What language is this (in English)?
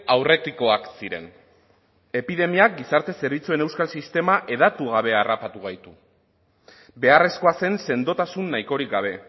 Basque